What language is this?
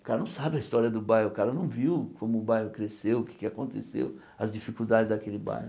Portuguese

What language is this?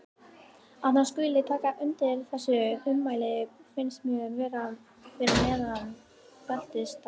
Icelandic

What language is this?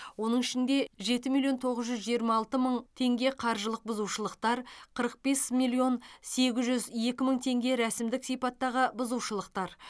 Kazakh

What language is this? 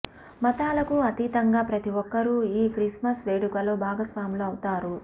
Telugu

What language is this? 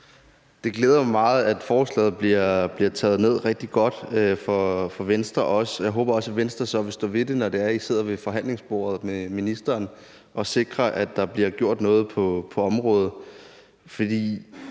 Danish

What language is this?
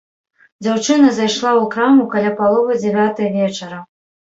Belarusian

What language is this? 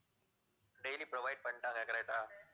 Tamil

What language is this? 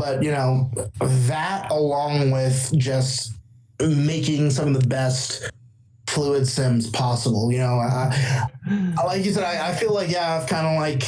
English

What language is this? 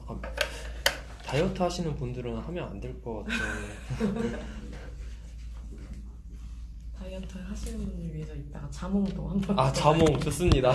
Korean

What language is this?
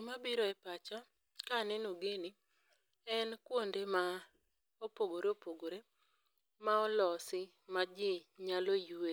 Luo (Kenya and Tanzania)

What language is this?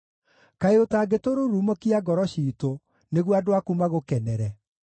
Kikuyu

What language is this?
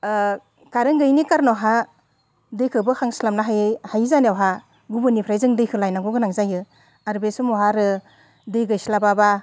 Bodo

